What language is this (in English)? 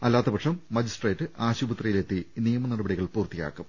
Malayalam